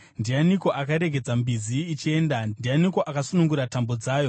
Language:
Shona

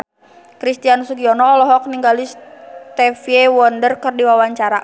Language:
Sundanese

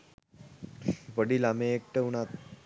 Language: Sinhala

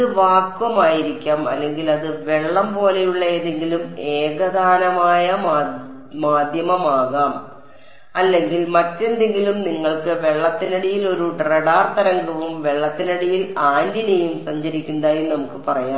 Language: Malayalam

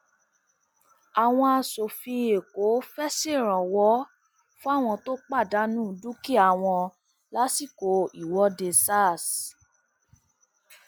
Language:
Yoruba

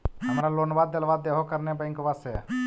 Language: Magahi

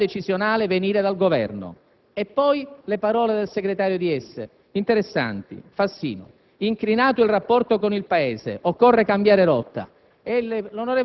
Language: Italian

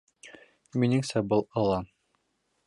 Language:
Bashkir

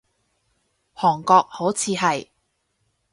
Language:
Cantonese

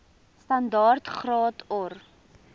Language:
Afrikaans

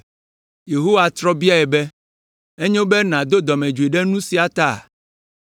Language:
Ewe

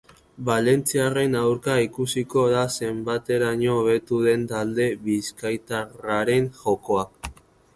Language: Basque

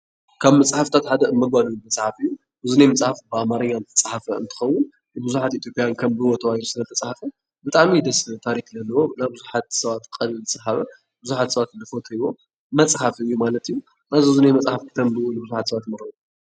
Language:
Tigrinya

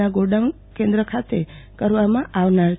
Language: Gujarati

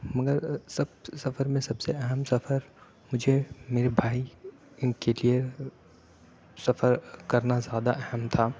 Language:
Urdu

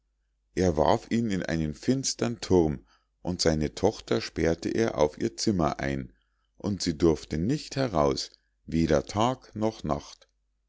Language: German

